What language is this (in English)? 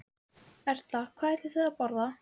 Icelandic